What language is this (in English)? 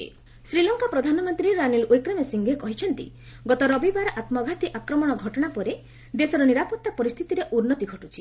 Odia